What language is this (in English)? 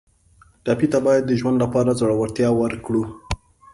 Pashto